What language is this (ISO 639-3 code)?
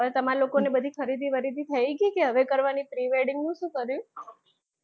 guj